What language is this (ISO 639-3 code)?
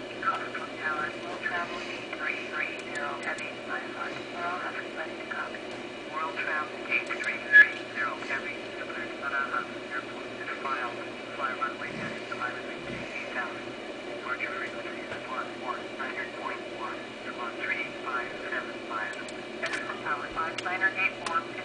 rus